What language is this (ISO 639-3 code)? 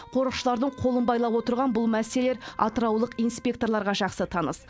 kaz